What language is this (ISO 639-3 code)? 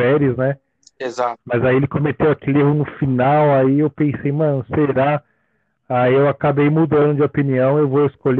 por